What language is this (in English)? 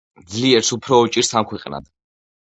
Georgian